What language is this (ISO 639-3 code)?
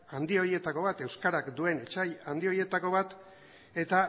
eus